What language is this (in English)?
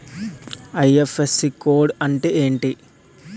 Telugu